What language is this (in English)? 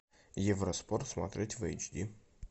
Russian